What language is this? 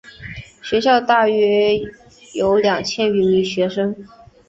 Chinese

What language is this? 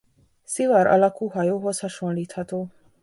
Hungarian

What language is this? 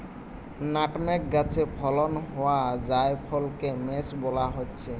Bangla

